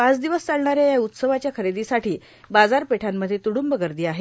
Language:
Marathi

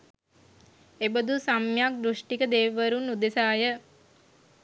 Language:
Sinhala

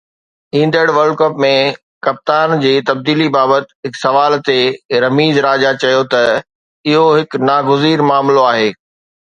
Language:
Sindhi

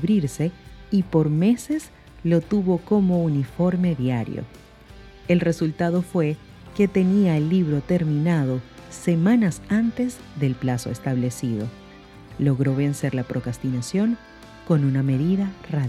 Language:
Spanish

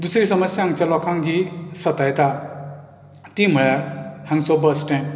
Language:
Konkani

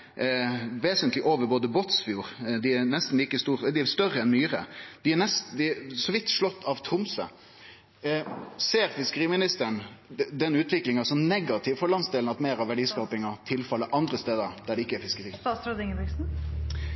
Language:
Norwegian Nynorsk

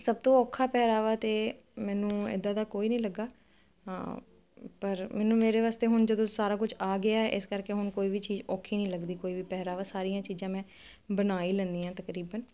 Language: Punjabi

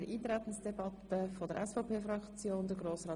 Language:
Swiss German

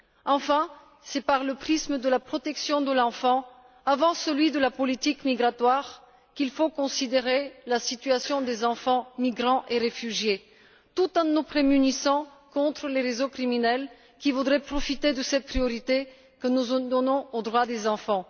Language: French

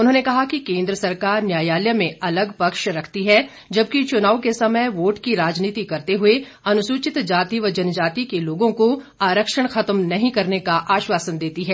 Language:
Hindi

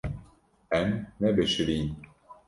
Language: Kurdish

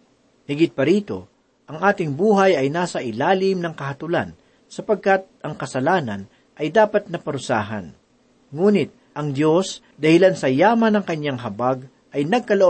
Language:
Filipino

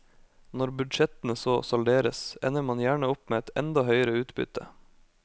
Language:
Norwegian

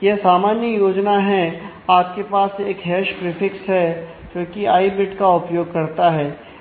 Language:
Hindi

